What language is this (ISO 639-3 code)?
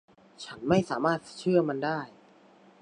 tha